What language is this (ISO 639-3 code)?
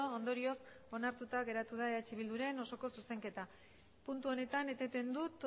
eus